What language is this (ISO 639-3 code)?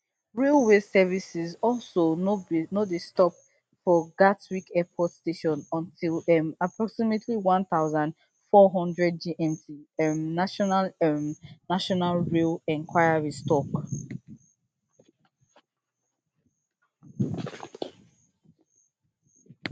pcm